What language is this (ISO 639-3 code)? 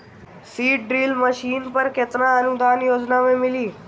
bho